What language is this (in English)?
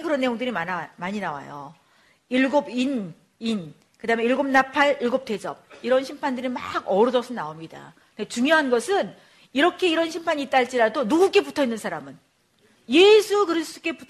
Korean